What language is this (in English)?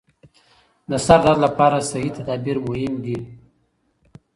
Pashto